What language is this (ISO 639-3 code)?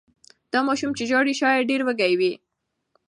pus